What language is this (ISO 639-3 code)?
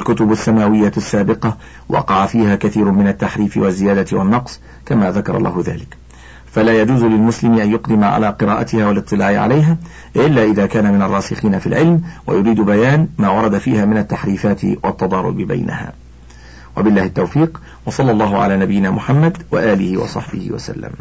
ara